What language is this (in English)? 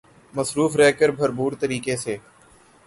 Urdu